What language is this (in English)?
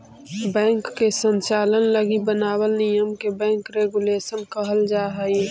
Magahi